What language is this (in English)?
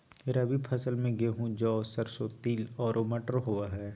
Magahi